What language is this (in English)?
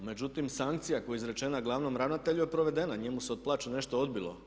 Croatian